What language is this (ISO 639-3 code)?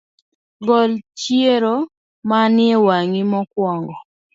luo